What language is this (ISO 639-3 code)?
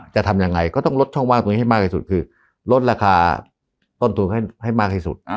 tha